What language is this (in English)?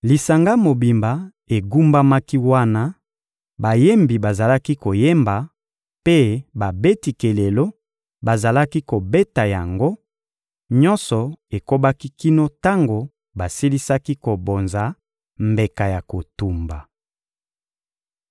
Lingala